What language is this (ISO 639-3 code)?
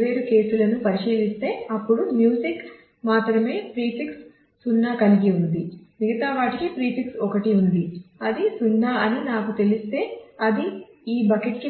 tel